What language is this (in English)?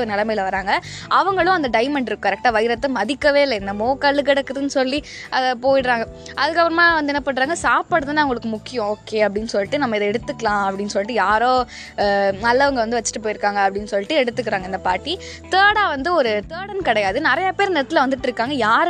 Tamil